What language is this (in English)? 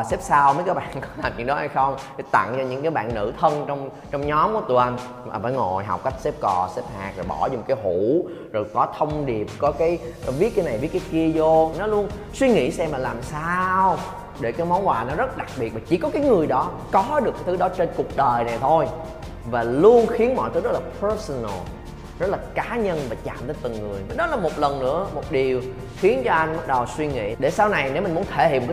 Vietnamese